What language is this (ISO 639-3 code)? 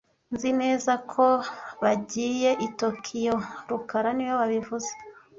kin